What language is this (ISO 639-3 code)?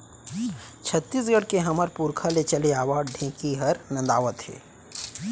hne